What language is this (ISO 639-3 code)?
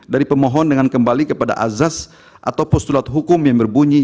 ind